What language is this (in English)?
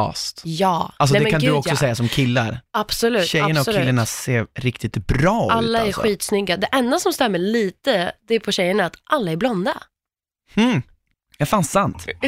Swedish